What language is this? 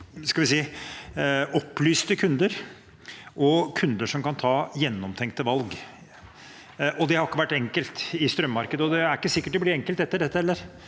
Norwegian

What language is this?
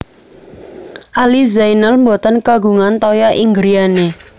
Javanese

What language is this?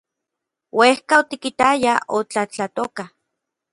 Orizaba Nahuatl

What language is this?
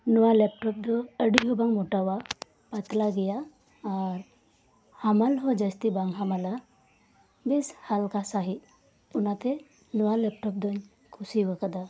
Santali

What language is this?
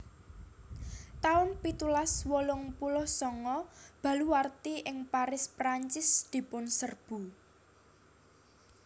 Javanese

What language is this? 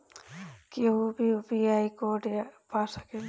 Bhojpuri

